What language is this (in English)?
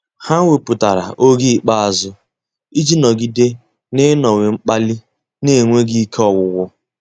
Igbo